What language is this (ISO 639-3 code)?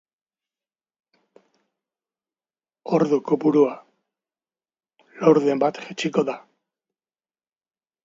eus